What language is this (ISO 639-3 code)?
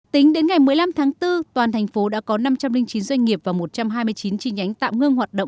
vie